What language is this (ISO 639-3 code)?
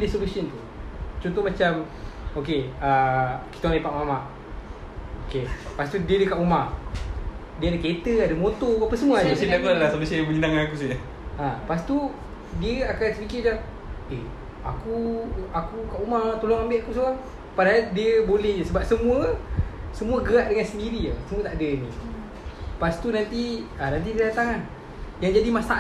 msa